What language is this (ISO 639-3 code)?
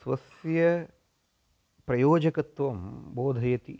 san